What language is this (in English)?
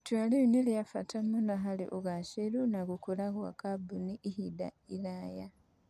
Kikuyu